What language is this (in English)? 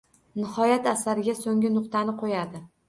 Uzbek